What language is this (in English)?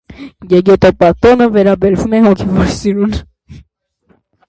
Armenian